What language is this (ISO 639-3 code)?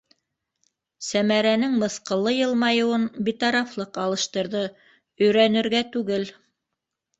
bak